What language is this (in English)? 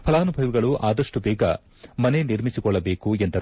Kannada